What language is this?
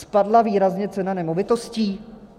Czech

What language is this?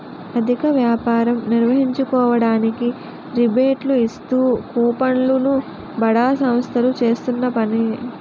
Telugu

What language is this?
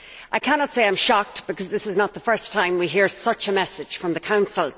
English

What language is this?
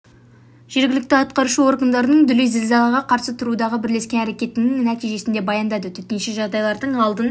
Kazakh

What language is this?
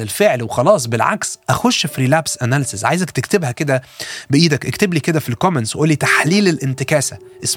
Arabic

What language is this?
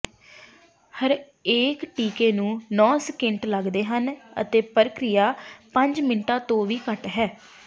Punjabi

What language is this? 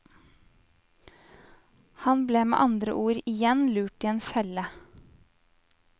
Norwegian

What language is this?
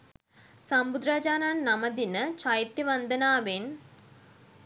Sinhala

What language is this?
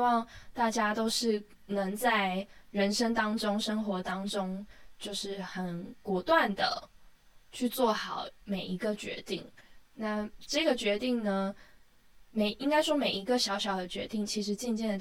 Chinese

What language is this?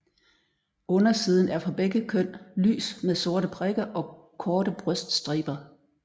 Danish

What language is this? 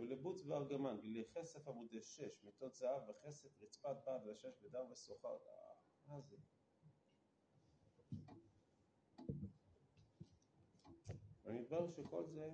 Hebrew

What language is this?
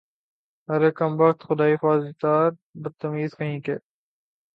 Urdu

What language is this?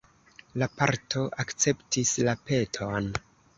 Esperanto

